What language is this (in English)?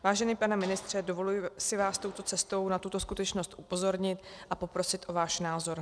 Czech